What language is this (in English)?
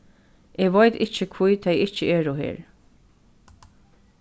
Faroese